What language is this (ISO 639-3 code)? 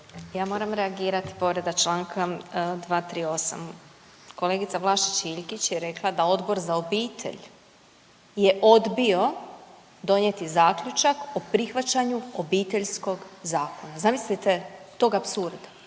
hrv